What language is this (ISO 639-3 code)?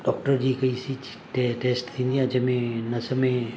snd